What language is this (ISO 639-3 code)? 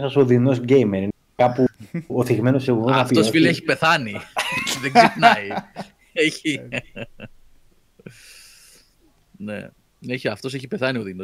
ell